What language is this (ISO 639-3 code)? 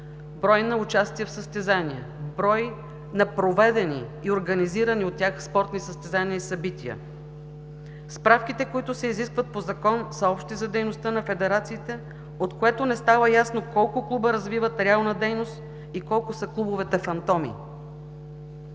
bul